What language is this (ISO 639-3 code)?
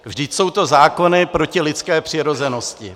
ces